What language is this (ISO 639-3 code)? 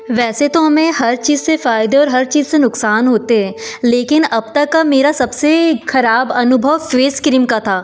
hin